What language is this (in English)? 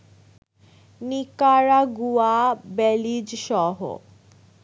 Bangla